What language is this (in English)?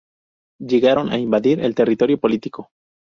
Spanish